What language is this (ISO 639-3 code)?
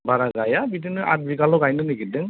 brx